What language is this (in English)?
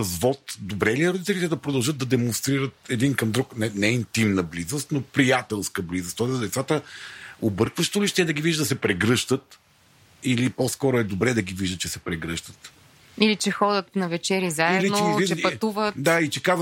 Bulgarian